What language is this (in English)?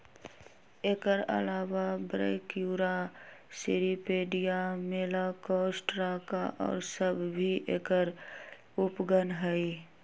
Magahi